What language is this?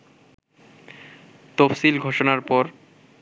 Bangla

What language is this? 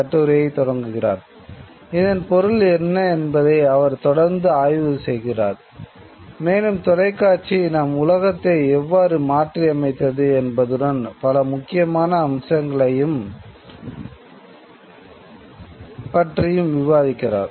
Tamil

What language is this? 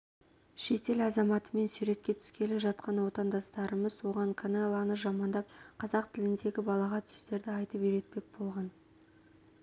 Kazakh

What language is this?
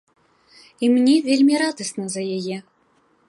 Belarusian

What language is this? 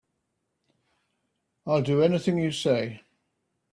English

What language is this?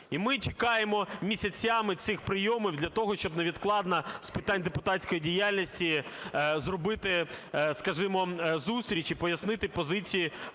Ukrainian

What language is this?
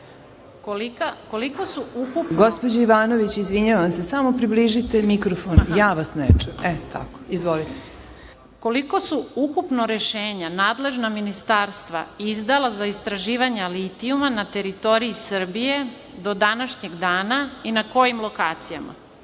Serbian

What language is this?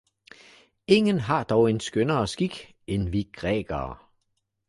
Danish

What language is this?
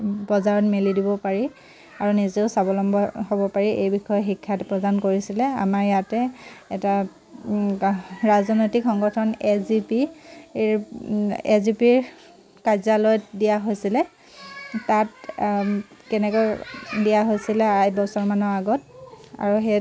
Assamese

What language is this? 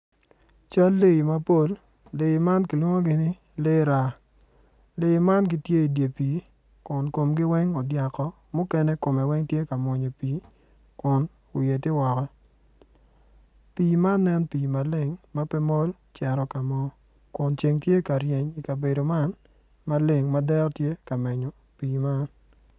Acoli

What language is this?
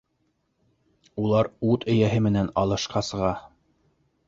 Bashkir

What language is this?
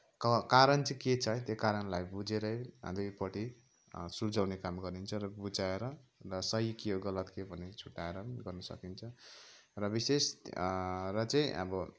Nepali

